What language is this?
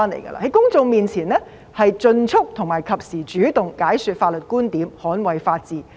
Cantonese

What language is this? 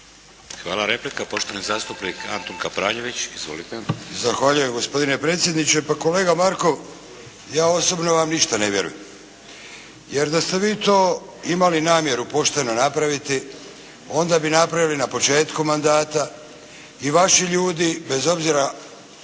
Croatian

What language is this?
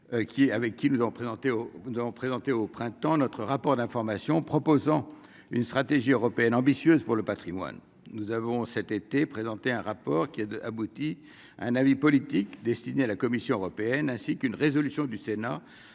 French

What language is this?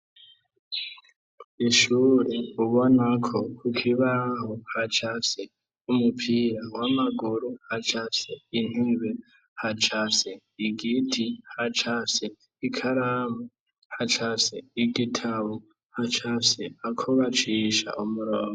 Rundi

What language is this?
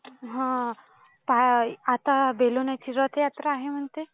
Marathi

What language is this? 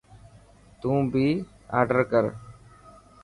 Dhatki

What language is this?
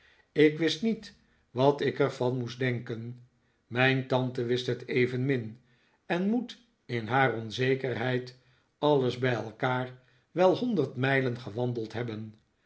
Dutch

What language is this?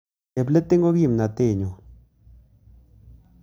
Kalenjin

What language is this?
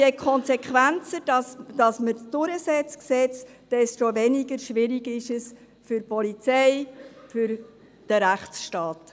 Swiss German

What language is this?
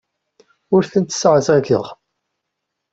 Kabyle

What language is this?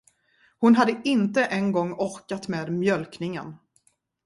Swedish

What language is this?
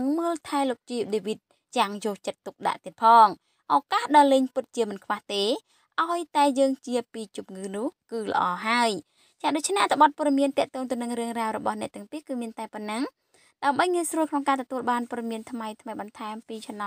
Thai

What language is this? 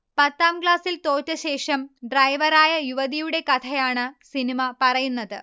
Malayalam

